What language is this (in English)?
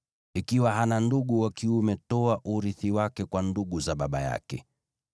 Swahili